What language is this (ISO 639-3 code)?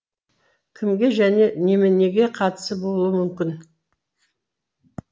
kaz